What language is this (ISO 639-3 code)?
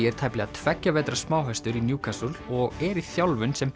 isl